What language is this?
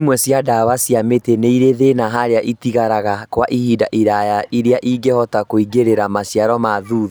Kikuyu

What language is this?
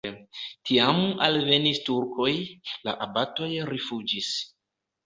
Esperanto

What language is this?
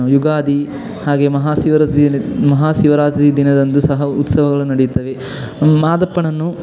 Kannada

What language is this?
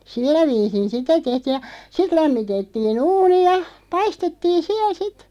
Finnish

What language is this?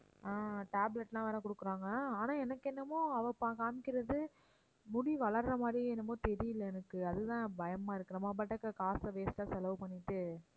Tamil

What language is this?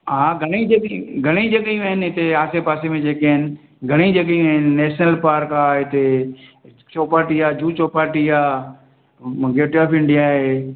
Sindhi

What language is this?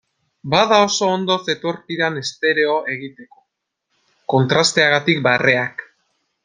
Basque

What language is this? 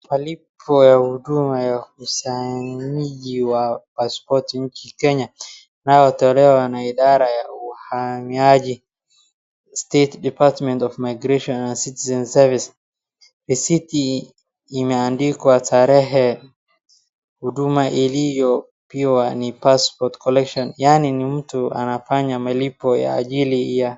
Swahili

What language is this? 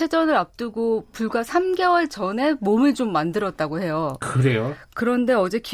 Korean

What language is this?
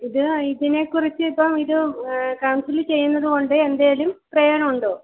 Malayalam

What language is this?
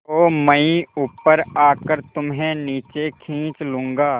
Hindi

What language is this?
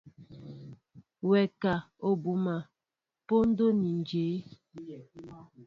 Mbo (Cameroon)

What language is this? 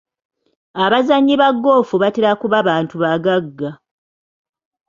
Ganda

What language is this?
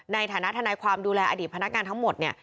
Thai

